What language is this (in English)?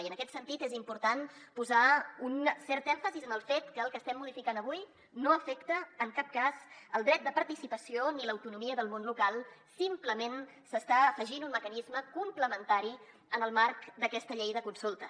Catalan